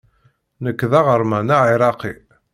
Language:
Kabyle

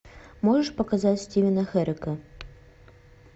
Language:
Russian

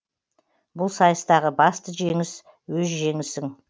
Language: Kazakh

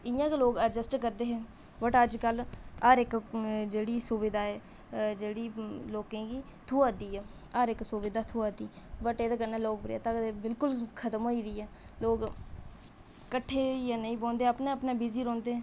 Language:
Dogri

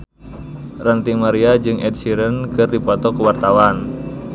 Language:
Sundanese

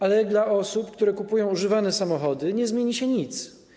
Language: Polish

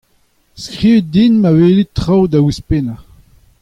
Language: Breton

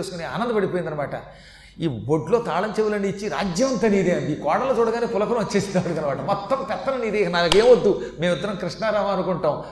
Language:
Telugu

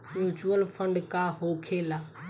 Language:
Bhojpuri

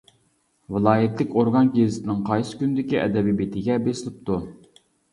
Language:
Uyghur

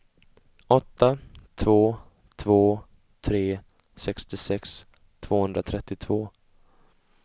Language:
Swedish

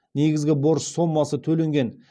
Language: Kazakh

